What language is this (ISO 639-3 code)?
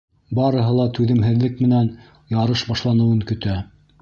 bak